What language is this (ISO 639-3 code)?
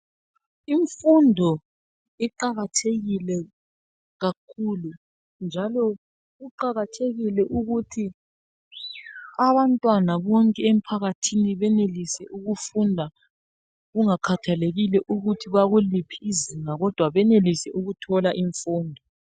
nde